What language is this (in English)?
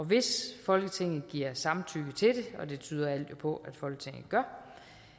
Danish